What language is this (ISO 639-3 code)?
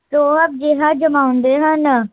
pan